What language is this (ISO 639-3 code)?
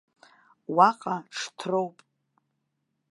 abk